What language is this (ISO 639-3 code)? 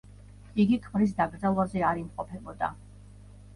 kat